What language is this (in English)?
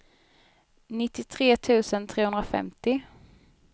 Swedish